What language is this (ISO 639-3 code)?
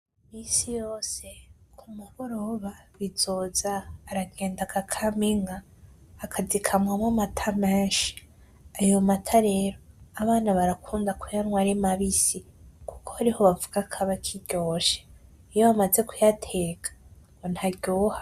run